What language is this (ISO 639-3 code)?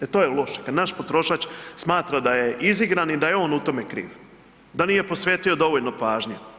hrv